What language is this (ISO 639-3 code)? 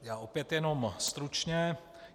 ces